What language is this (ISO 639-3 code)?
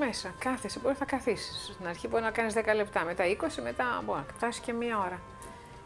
ell